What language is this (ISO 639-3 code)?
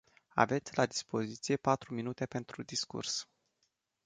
ron